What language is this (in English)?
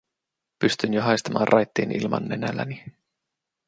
Finnish